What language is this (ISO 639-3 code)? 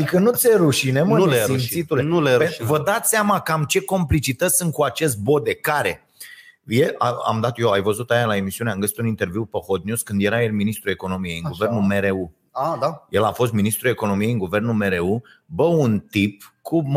ron